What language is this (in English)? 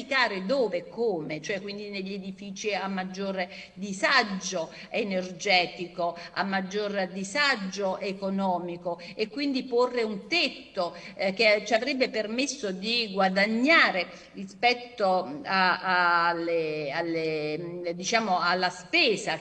Italian